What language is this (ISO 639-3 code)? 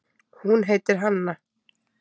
isl